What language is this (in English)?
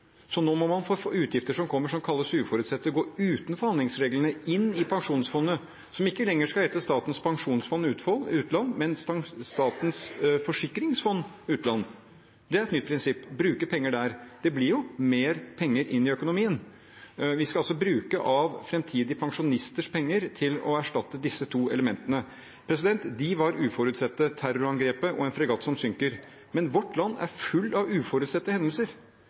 Norwegian Bokmål